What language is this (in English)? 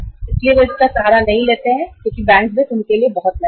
Hindi